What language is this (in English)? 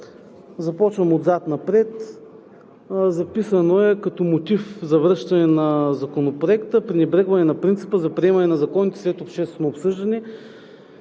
Bulgarian